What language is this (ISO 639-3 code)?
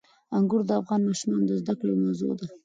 pus